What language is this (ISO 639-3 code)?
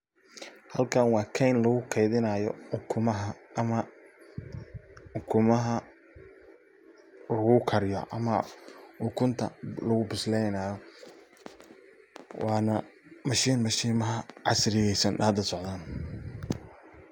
som